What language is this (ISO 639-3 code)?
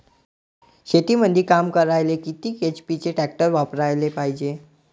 mar